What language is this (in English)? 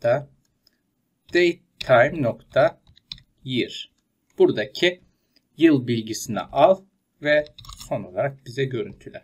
Turkish